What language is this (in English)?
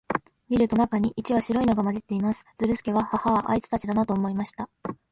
Japanese